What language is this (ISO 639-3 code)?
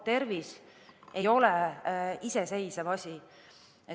est